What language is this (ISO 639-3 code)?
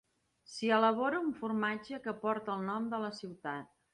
cat